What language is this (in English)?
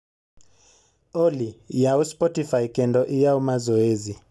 Luo (Kenya and Tanzania)